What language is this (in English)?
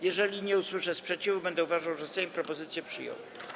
Polish